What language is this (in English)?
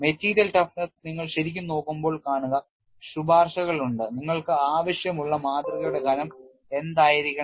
Malayalam